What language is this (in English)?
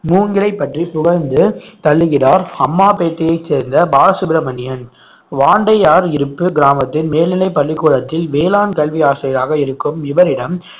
Tamil